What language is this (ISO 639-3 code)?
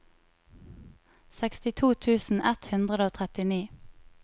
nor